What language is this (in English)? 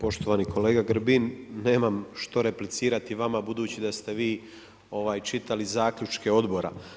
Croatian